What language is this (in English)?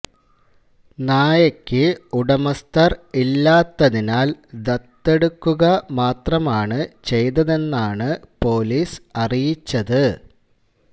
Malayalam